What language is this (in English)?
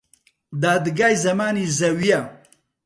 Central Kurdish